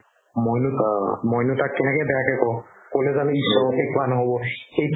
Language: Assamese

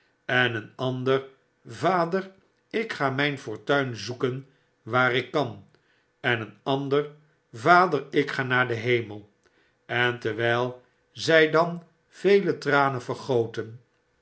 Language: Dutch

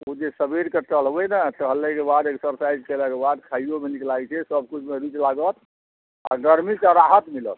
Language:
Maithili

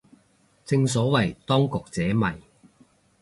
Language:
Cantonese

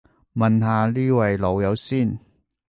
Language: Cantonese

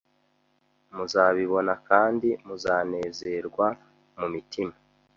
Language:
Kinyarwanda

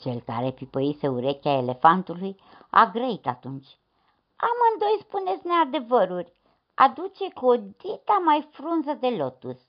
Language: Romanian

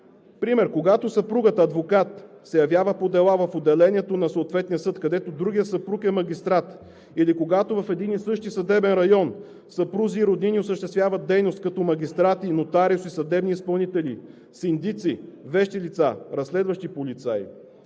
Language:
Bulgarian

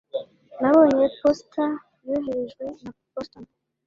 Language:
Kinyarwanda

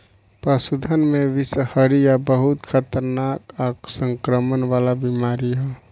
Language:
Bhojpuri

